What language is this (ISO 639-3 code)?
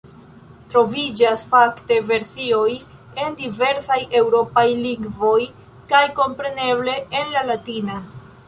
epo